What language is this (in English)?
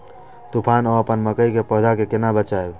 Maithili